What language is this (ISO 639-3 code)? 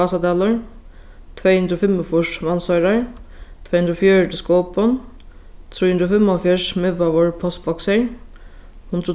fao